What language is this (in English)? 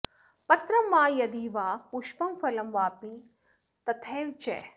Sanskrit